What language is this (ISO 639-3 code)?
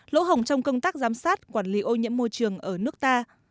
vie